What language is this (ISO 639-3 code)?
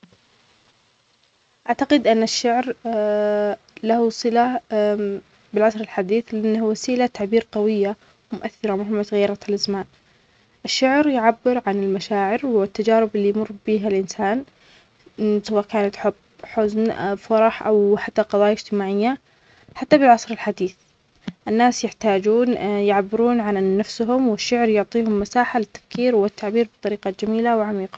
acx